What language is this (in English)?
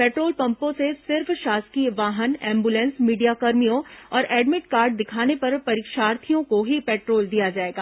Hindi